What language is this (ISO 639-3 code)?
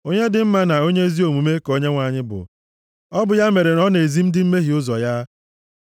ibo